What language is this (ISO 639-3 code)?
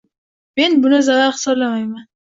uzb